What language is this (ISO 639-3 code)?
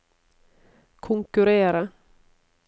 nor